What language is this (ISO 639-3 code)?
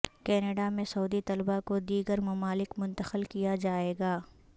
urd